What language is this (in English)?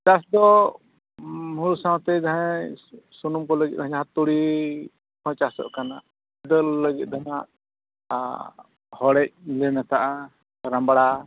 Santali